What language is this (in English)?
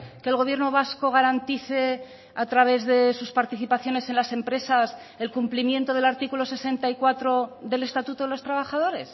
Spanish